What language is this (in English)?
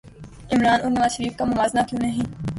Urdu